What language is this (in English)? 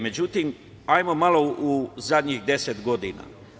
Serbian